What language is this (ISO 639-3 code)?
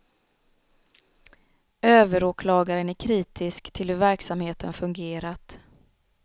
swe